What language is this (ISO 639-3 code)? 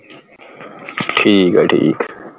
pan